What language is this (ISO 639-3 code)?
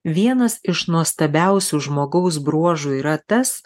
lit